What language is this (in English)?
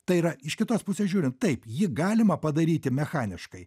Lithuanian